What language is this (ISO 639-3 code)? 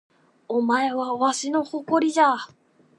jpn